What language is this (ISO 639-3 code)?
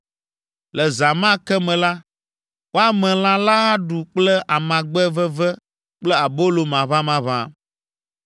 ewe